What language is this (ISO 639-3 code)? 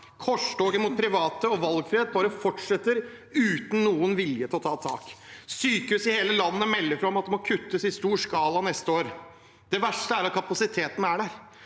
nor